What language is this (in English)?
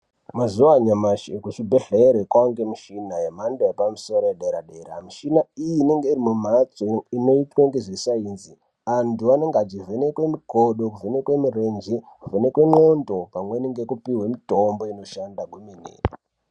Ndau